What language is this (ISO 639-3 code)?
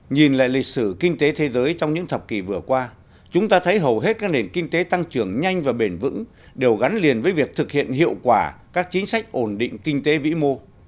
vie